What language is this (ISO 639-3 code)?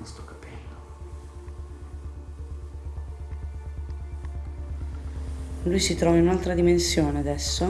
ita